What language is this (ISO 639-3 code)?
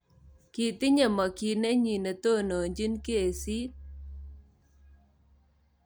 kln